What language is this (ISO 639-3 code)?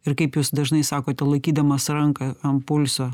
lit